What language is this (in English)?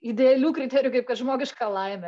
Lithuanian